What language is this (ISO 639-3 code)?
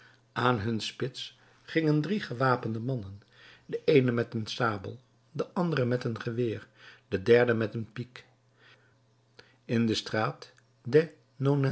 nld